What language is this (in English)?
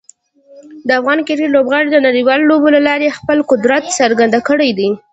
Pashto